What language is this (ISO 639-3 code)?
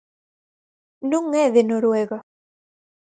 glg